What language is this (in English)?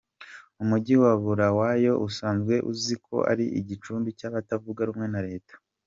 Kinyarwanda